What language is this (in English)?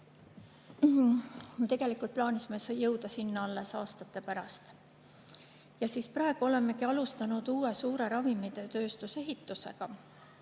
Estonian